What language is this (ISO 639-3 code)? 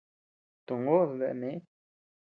cux